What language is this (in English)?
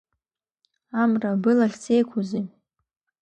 Abkhazian